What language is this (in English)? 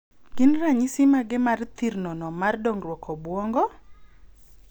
Luo (Kenya and Tanzania)